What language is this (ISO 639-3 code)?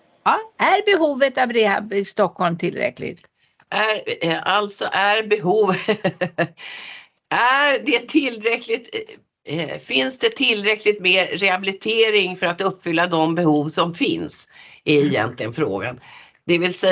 swe